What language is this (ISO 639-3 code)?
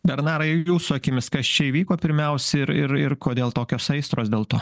lit